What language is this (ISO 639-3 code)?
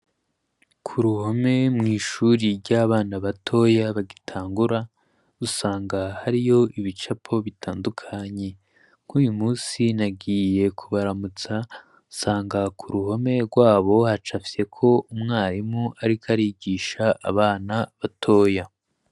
run